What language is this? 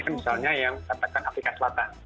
Indonesian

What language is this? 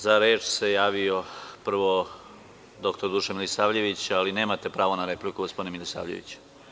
Serbian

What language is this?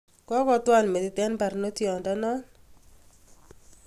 Kalenjin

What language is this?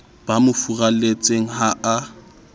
Southern Sotho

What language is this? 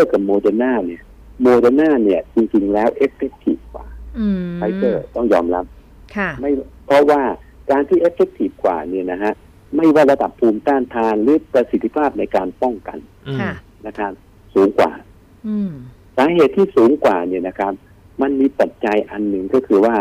Thai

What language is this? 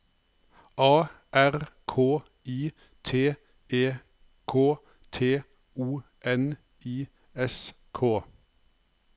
Norwegian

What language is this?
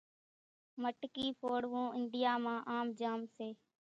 Kachi Koli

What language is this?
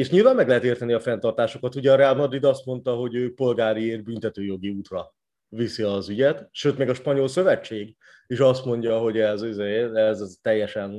Hungarian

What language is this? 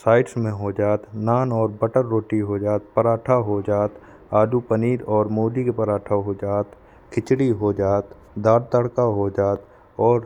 Bundeli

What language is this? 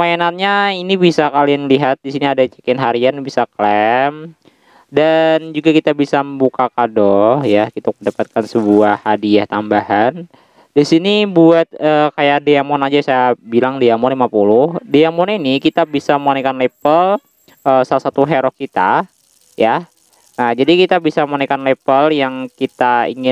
Indonesian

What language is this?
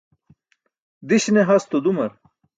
Burushaski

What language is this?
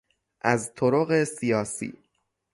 Persian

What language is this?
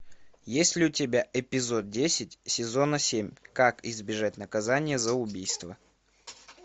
Russian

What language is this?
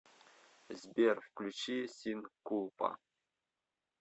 Russian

